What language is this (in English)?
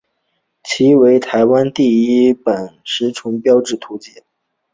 Chinese